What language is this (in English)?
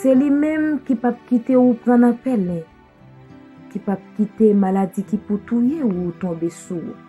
French